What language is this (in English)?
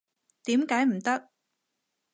Cantonese